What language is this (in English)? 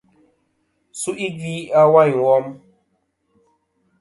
Kom